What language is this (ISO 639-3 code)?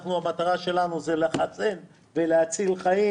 heb